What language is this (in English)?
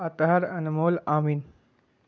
Urdu